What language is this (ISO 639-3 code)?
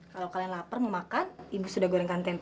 ind